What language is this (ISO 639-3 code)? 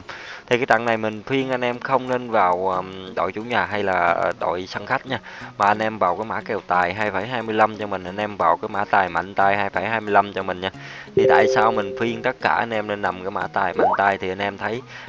vie